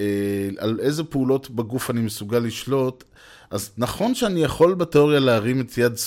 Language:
Hebrew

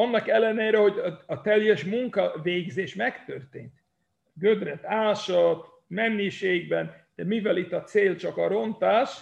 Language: Hungarian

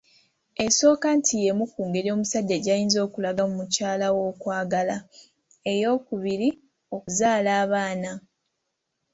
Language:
Ganda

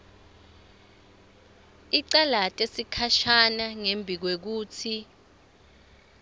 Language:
Swati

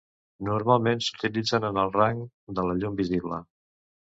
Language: Catalan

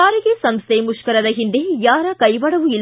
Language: Kannada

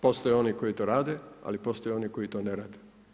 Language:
Croatian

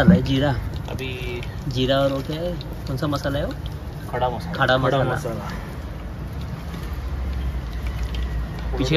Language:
Hindi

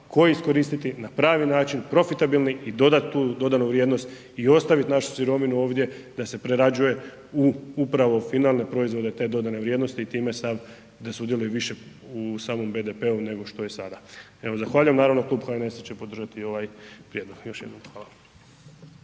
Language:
Croatian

